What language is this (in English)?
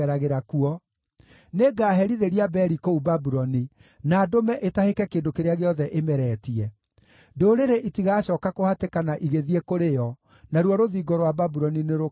Kikuyu